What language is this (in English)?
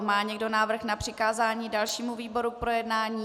Czech